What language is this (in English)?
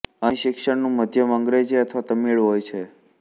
Gujarati